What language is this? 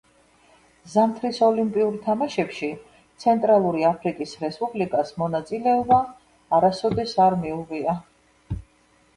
Georgian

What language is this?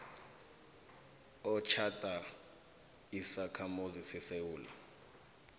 South Ndebele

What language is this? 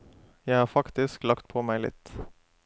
Norwegian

